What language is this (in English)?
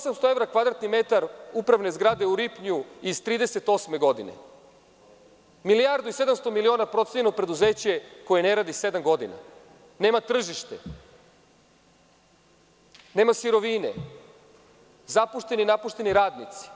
Serbian